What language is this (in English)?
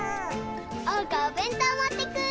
Japanese